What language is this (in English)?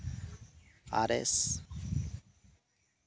Santali